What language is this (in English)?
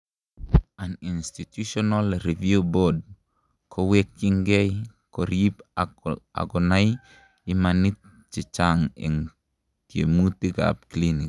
Kalenjin